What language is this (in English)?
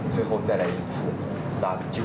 Thai